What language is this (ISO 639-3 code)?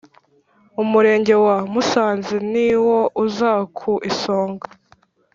kin